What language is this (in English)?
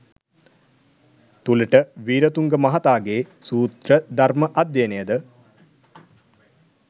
Sinhala